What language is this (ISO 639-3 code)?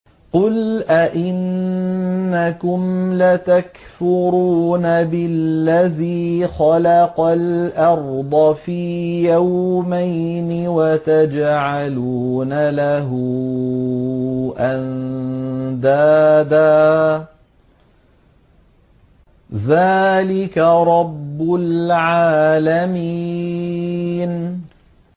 ara